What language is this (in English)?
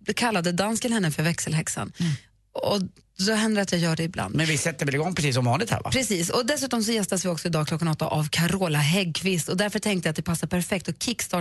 Swedish